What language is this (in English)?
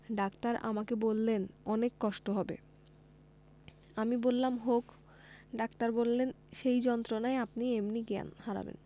Bangla